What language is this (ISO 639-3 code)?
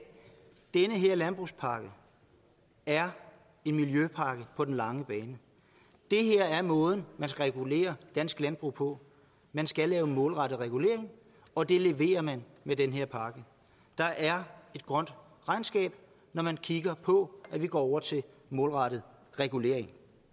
dan